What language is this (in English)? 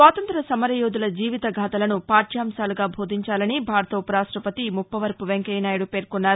Telugu